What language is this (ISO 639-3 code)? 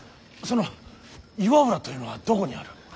jpn